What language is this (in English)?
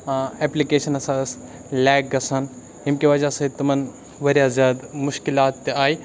Kashmiri